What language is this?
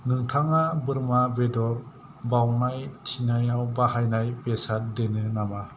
Bodo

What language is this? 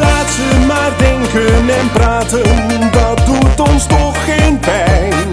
Dutch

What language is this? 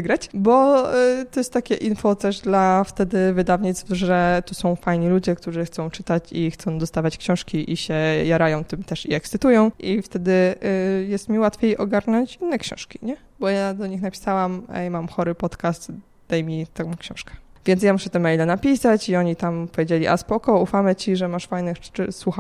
Polish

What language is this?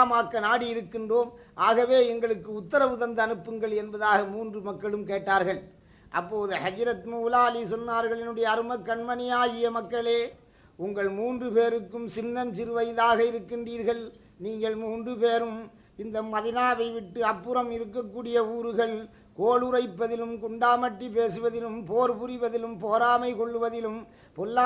Tamil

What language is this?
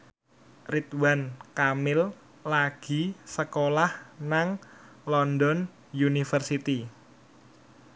Javanese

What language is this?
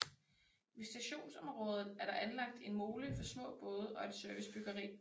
Danish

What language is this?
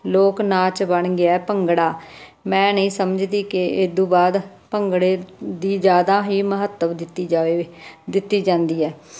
Punjabi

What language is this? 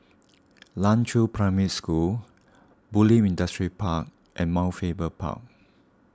English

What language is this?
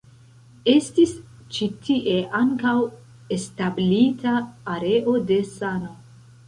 Esperanto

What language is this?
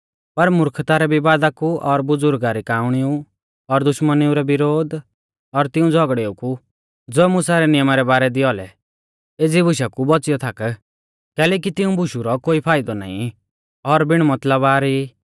Mahasu Pahari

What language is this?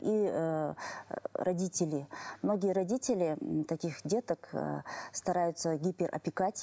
Kazakh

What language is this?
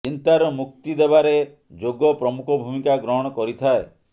Odia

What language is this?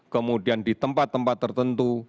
Indonesian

